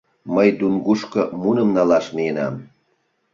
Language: Mari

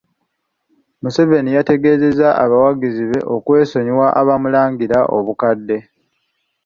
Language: Ganda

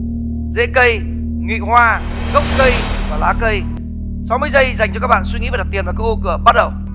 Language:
Vietnamese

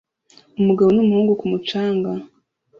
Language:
Kinyarwanda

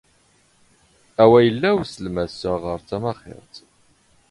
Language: Standard Moroccan Tamazight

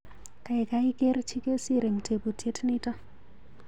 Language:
Kalenjin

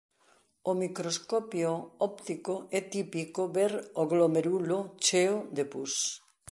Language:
Galician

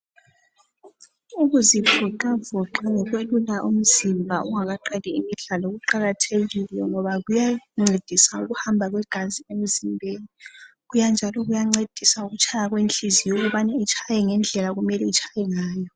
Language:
North Ndebele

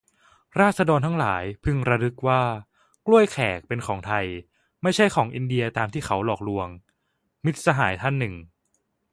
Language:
Thai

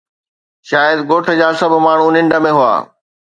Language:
Sindhi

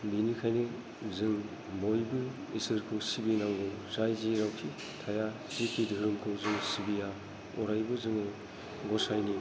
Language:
Bodo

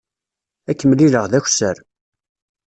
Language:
Kabyle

